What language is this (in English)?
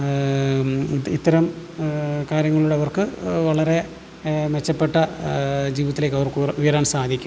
Malayalam